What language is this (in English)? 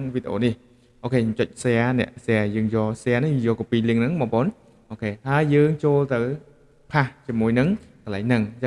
Khmer